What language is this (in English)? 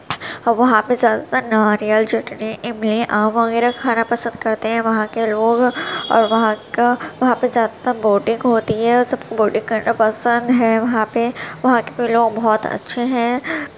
Urdu